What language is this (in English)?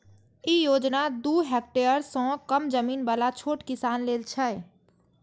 Maithili